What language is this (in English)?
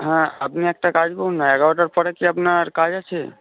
Bangla